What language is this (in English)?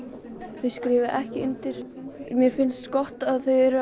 Icelandic